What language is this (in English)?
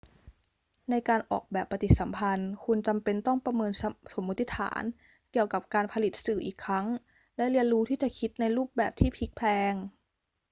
Thai